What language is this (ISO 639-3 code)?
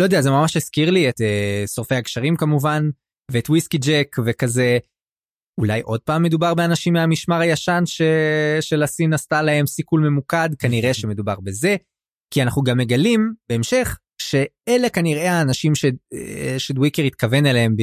heb